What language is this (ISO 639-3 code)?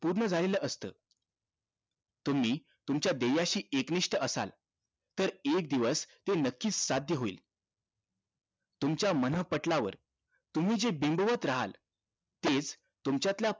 mar